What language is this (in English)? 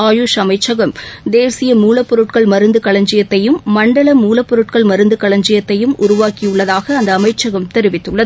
Tamil